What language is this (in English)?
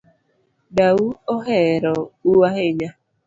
Luo (Kenya and Tanzania)